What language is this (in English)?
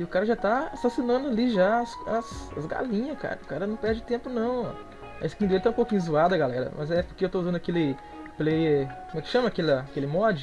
Portuguese